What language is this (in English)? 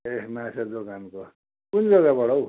Nepali